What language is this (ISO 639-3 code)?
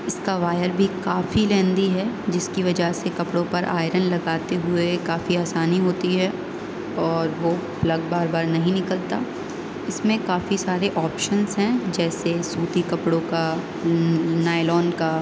urd